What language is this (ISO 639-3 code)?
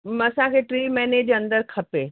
snd